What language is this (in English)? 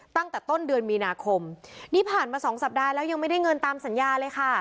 Thai